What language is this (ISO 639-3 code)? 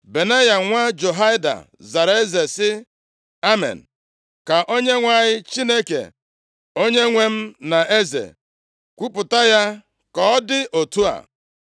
ibo